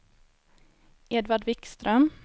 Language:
Swedish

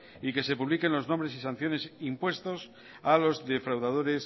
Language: Spanish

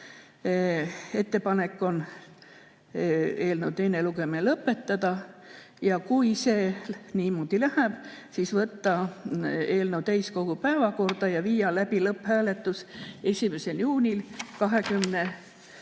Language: Estonian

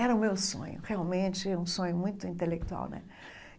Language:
Portuguese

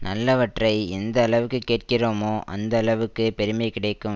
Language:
Tamil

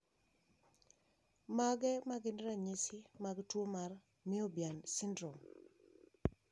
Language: Luo (Kenya and Tanzania)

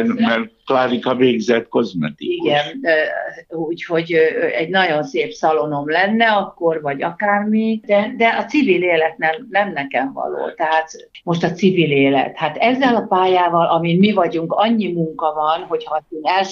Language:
Hungarian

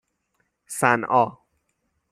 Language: Persian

